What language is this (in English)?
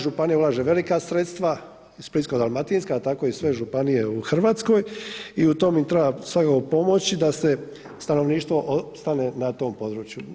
Croatian